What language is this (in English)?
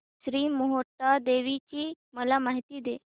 Marathi